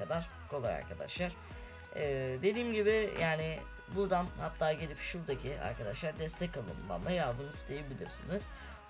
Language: Turkish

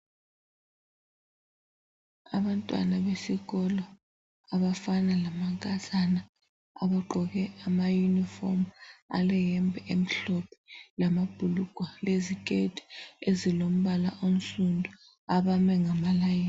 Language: North Ndebele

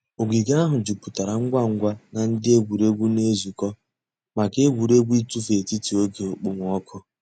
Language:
Igbo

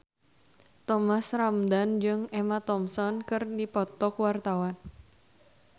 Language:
Sundanese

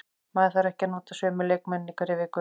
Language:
Icelandic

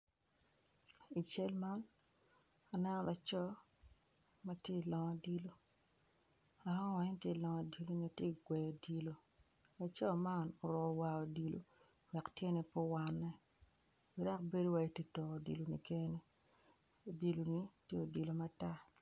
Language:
Acoli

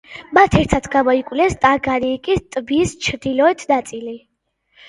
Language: Georgian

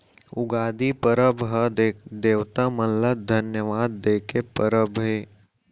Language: Chhattisgarhi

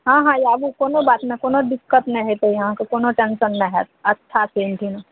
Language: Maithili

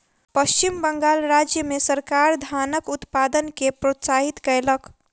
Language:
Maithili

